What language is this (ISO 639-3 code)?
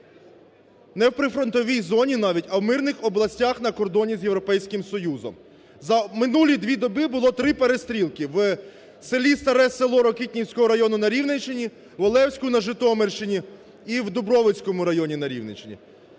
ukr